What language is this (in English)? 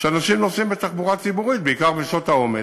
Hebrew